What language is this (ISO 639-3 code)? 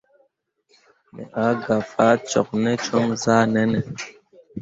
mua